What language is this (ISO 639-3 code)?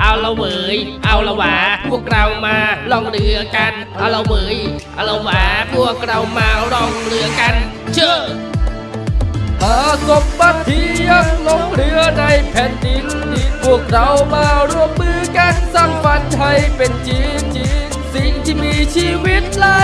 tha